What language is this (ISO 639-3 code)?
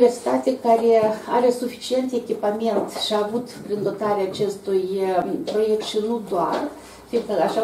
ron